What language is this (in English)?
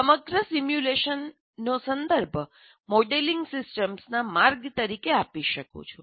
Gujarati